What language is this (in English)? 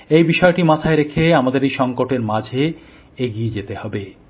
Bangla